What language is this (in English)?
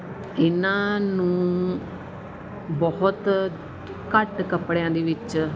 Punjabi